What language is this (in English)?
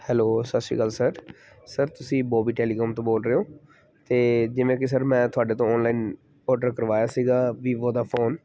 Punjabi